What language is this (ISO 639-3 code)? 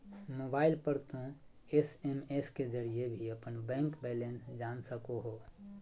mag